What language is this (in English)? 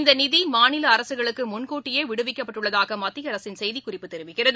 Tamil